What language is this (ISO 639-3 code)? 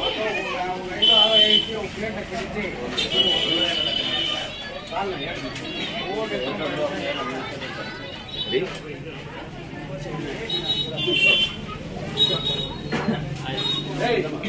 hin